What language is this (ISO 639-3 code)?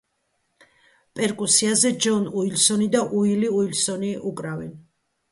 kat